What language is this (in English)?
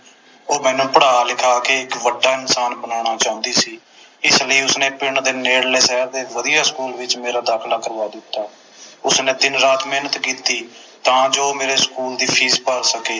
Punjabi